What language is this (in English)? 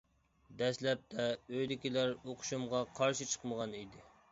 Uyghur